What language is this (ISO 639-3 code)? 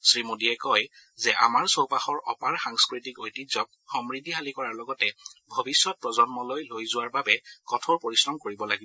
asm